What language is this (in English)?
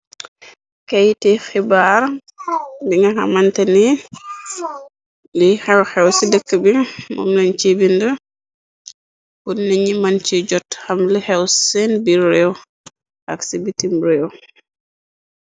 Wolof